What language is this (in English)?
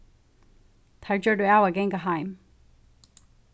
Faroese